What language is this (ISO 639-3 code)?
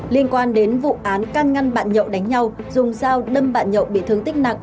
vie